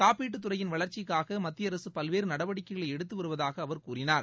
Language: Tamil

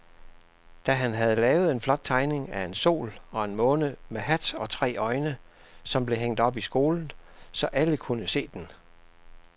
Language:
Danish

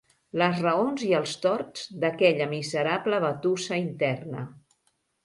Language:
Catalan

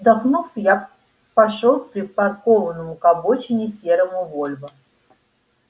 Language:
Russian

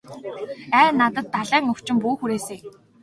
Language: Mongolian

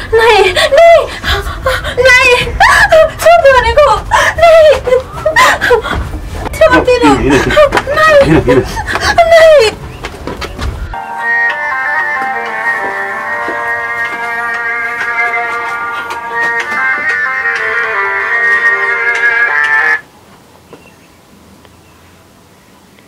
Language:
Korean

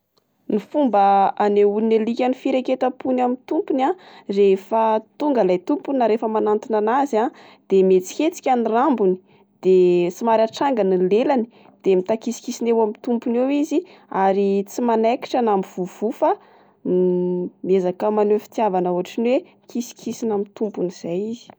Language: Malagasy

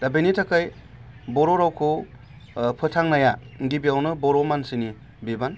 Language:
Bodo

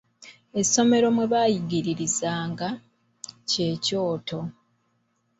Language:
Ganda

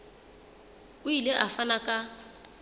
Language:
Southern Sotho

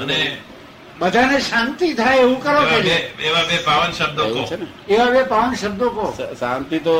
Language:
Gujarati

